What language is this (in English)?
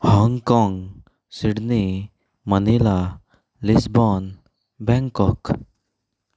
Konkani